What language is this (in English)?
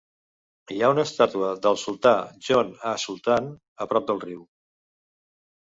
Catalan